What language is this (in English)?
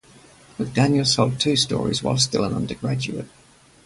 English